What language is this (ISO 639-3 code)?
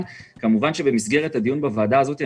heb